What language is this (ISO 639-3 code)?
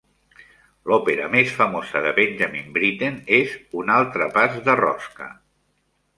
cat